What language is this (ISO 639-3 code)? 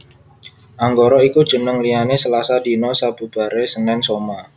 jav